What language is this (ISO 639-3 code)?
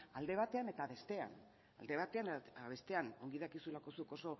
eus